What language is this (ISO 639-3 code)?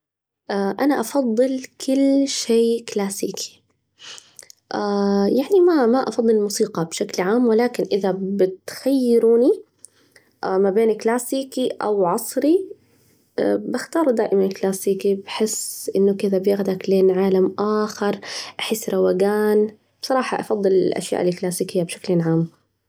ars